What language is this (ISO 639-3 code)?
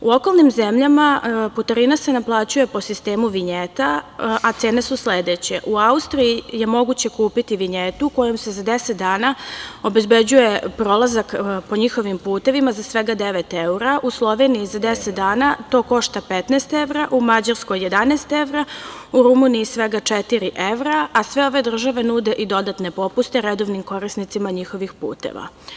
srp